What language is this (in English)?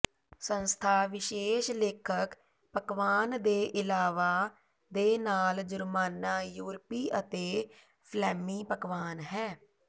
Punjabi